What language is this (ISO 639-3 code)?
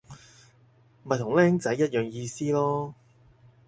yue